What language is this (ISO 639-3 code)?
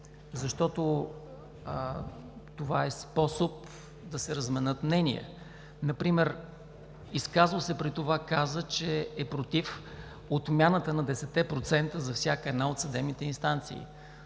bul